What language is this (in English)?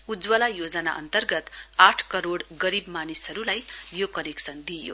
Nepali